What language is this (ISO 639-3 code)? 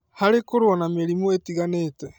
kik